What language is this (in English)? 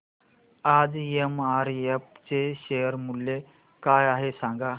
Marathi